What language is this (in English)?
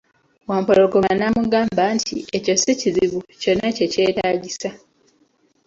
Ganda